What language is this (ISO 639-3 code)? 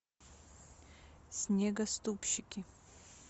rus